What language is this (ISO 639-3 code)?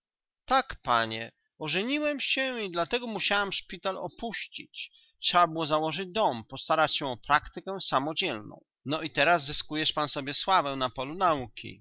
pol